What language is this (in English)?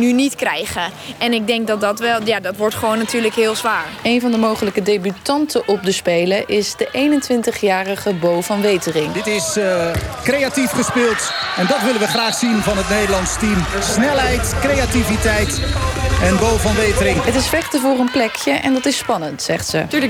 Dutch